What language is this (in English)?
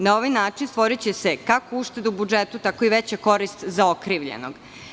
Serbian